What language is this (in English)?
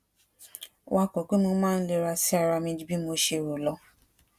Yoruba